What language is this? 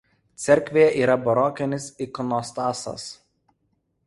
Lithuanian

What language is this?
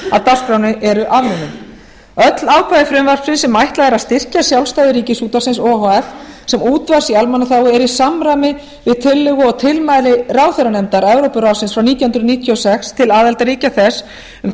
Icelandic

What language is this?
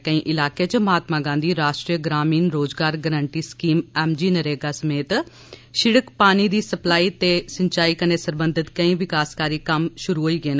Dogri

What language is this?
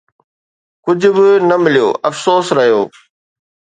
Sindhi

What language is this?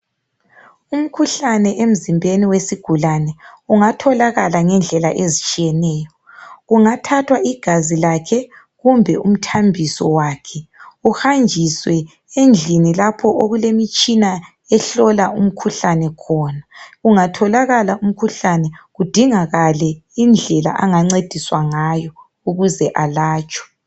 North Ndebele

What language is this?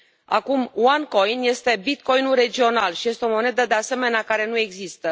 Romanian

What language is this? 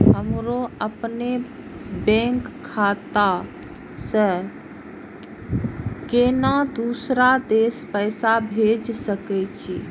Maithili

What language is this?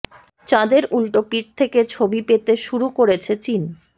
Bangla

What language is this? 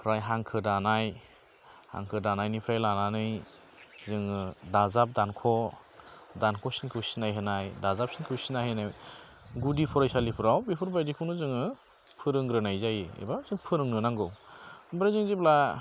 Bodo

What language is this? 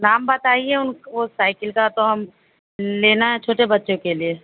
Hindi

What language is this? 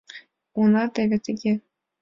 Mari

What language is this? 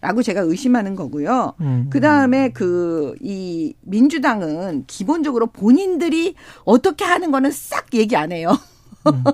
Korean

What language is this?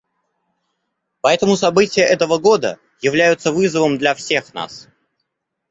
Russian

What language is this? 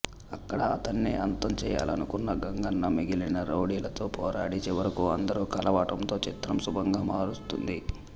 Telugu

